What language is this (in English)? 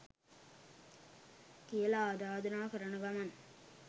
Sinhala